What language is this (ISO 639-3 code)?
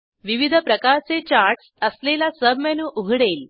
mar